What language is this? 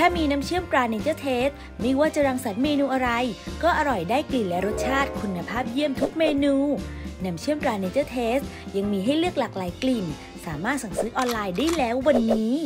Thai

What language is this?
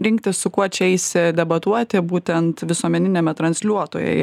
Lithuanian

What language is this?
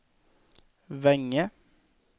Swedish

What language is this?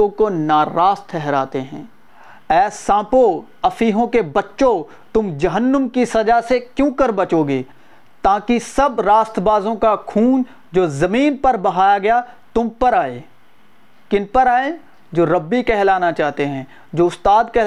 Urdu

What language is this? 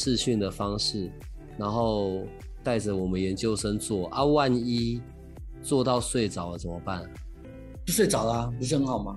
Chinese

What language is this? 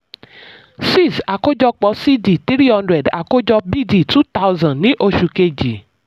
Yoruba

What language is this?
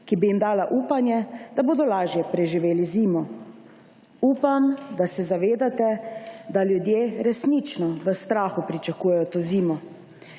Slovenian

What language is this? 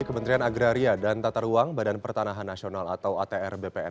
Indonesian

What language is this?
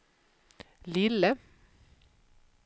Swedish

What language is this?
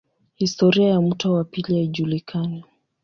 Swahili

